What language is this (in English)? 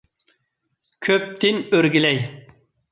Uyghur